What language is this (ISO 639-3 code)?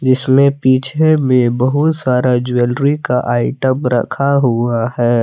hin